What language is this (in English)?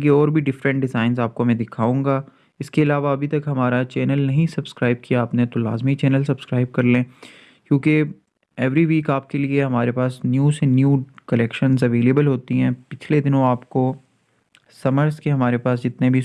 Urdu